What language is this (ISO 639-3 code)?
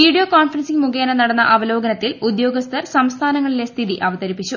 mal